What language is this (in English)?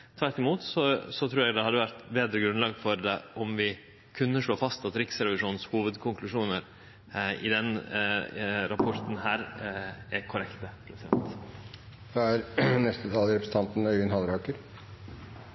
Norwegian Nynorsk